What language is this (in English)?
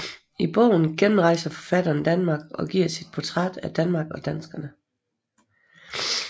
Danish